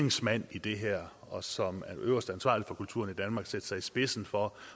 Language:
Danish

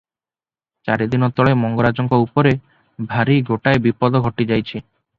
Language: Odia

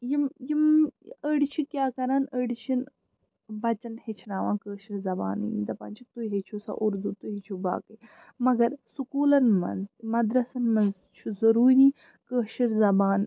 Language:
Kashmiri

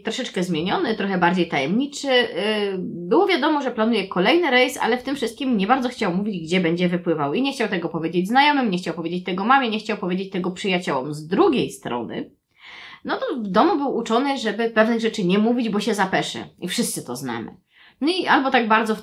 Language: Polish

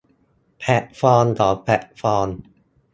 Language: Thai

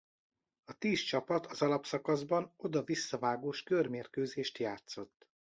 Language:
Hungarian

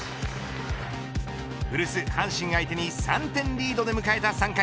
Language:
Japanese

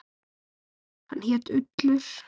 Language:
Icelandic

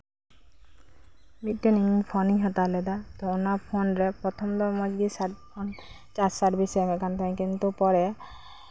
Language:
Santali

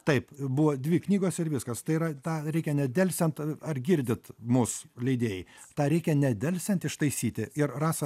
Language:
Lithuanian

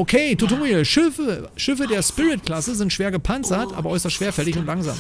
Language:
German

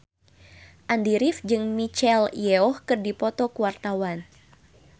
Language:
Sundanese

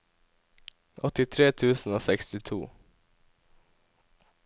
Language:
Norwegian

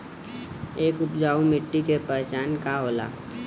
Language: Bhojpuri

